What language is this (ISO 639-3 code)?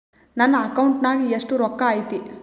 kan